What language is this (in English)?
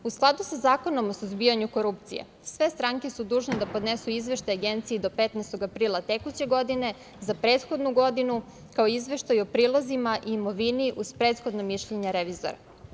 Serbian